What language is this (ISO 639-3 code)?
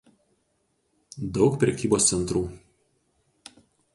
lit